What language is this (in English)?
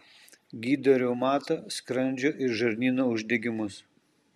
Lithuanian